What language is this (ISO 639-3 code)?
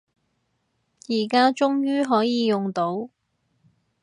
yue